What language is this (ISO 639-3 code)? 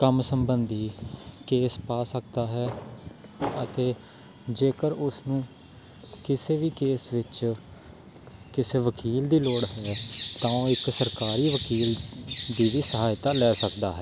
pan